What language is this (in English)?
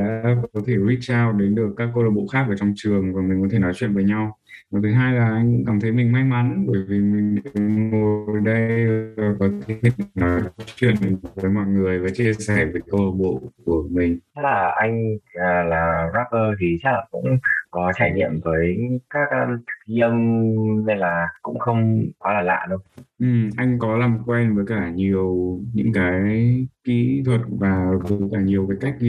Vietnamese